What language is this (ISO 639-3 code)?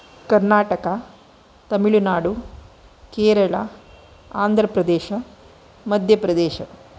san